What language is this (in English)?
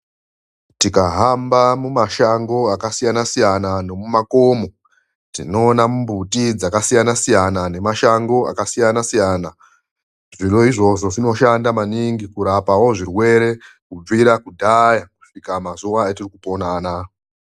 Ndau